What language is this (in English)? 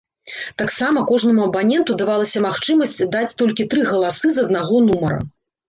Belarusian